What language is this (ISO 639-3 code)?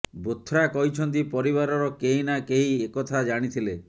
ori